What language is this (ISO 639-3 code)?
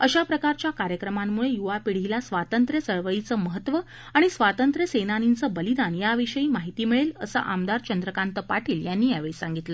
mar